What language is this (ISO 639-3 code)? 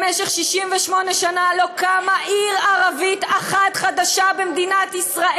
heb